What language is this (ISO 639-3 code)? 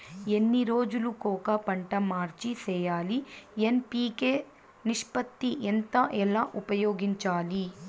tel